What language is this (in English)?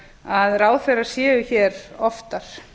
Icelandic